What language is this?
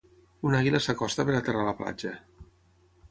Catalan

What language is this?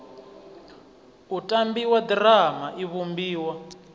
Venda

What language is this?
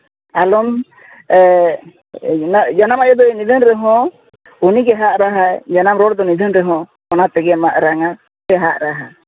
Santali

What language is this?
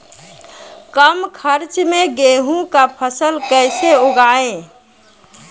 Maithili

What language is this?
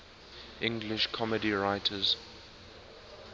English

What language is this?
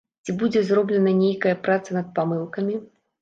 Belarusian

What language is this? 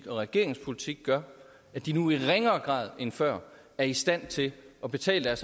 Danish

